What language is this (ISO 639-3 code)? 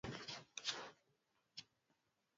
swa